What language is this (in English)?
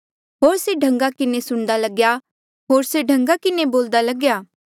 Mandeali